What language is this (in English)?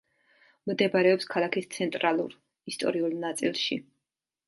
Georgian